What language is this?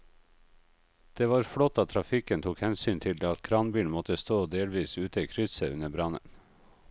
Norwegian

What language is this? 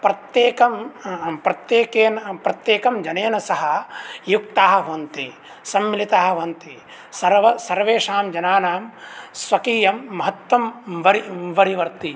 Sanskrit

